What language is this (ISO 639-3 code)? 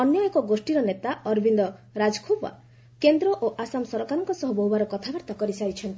ori